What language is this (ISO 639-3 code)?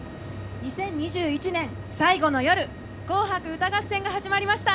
jpn